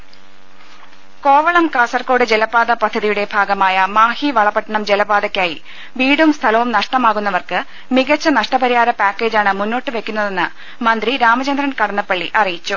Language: Malayalam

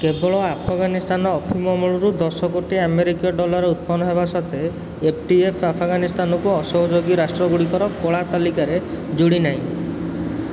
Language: Odia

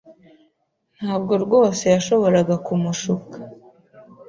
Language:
Kinyarwanda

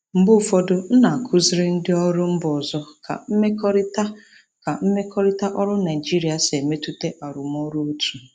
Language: Igbo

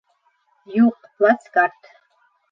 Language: Bashkir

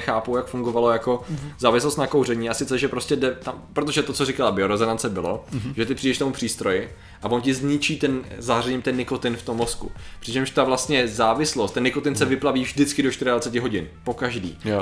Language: Czech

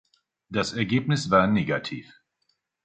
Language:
German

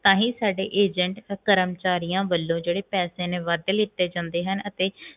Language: Punjabi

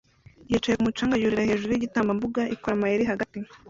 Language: Kinyarwanda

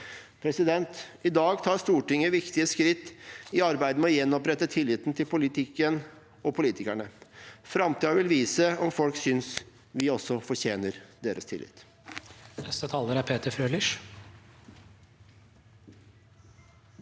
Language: Norwegian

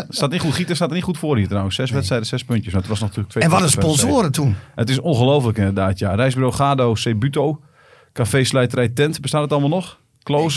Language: Dutch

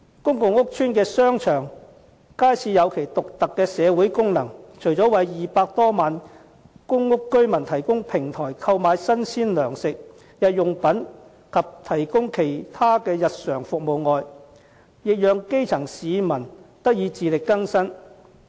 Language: Cantonese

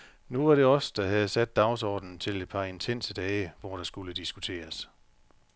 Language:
Danish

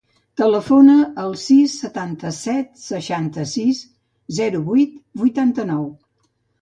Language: Catalan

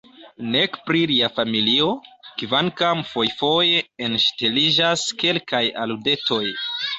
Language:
Esperanto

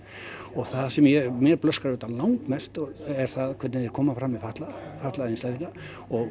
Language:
Icelandic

